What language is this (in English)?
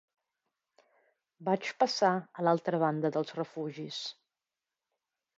Catalan